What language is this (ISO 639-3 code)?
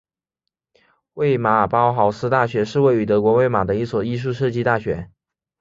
zho